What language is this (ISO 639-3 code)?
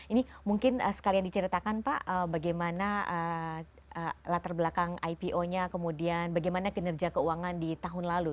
ind